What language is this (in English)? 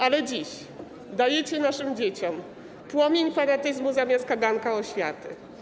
Polish